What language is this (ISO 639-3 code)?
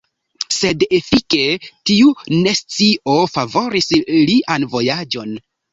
epo